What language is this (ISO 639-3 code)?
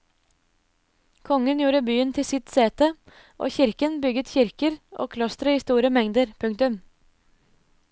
nor